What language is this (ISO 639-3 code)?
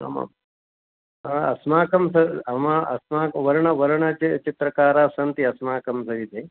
san